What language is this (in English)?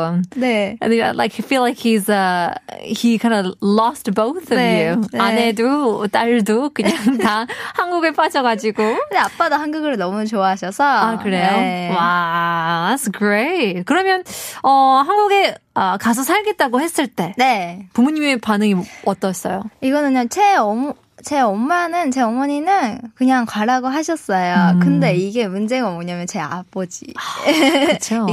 Korean